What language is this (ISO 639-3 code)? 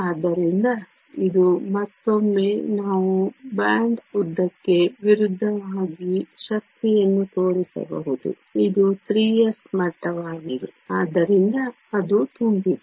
kan